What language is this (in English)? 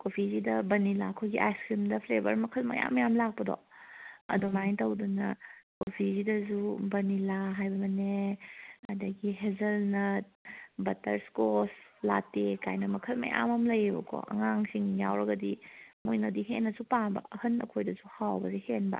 Manipuri